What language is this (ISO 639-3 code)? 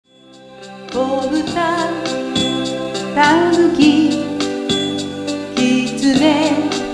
jpn